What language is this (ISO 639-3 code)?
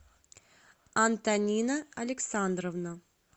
rus